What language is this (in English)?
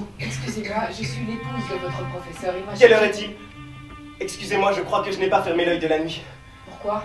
French